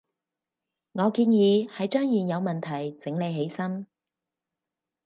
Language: Cantonese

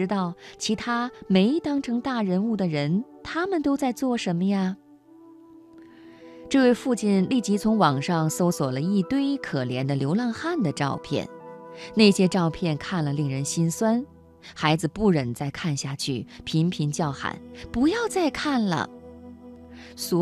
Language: Chinese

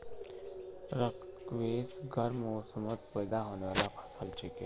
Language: Magahi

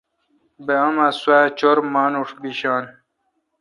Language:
Kalkoti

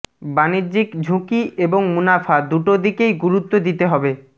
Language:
Bangla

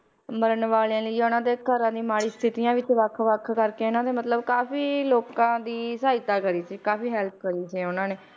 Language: Punjabi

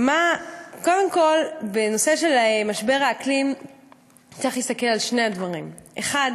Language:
Hebrew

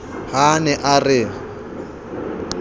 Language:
Southern Sotho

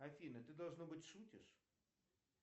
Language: Russian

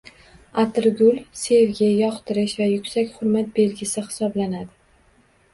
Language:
Uzbek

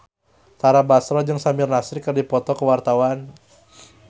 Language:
Sundanese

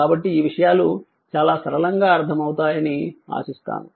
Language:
Telugu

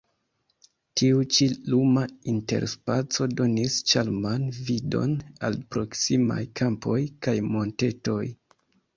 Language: Esperanto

